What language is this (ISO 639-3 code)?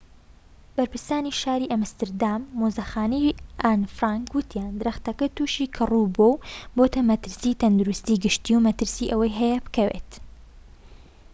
ckb